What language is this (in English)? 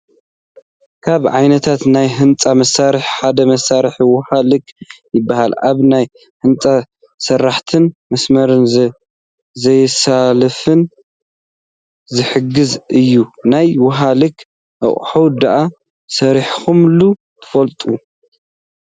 Tigrinya